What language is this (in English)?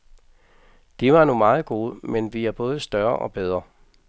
Danish